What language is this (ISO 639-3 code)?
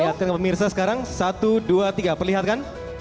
ind